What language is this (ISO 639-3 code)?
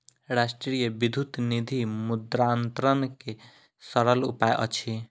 mai